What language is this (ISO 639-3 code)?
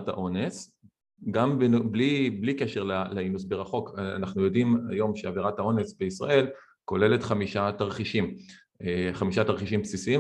heb